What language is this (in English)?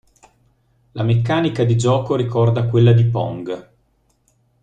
Italian